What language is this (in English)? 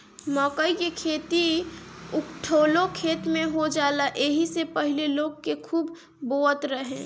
Bhojpuri